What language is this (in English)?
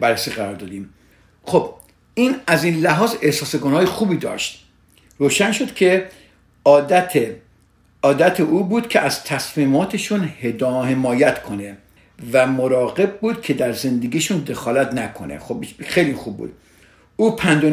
Persian